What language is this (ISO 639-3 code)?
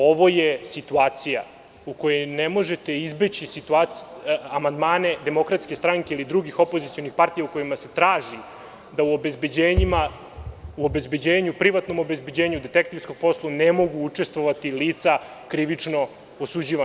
srp